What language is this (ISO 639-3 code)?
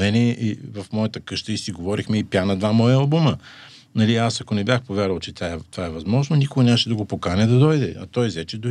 bul